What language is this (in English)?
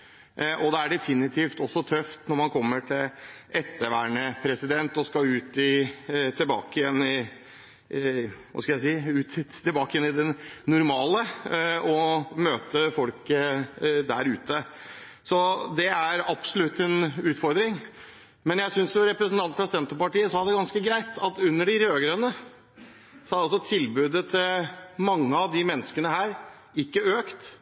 Norwegian Bokmål